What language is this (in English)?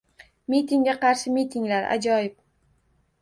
Uzbek